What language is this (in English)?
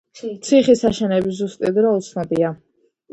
Georgian